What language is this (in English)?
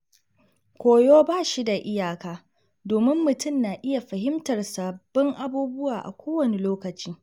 Hausa